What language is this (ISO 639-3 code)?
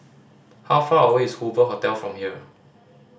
eng